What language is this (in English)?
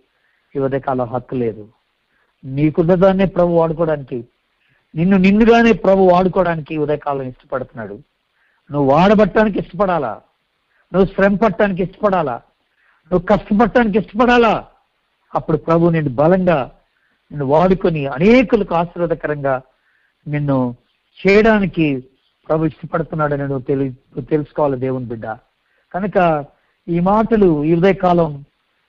Telugu